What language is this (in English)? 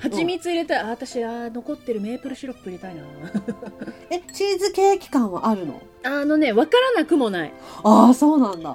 Japanese